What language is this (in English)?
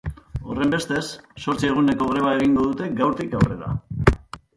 Basque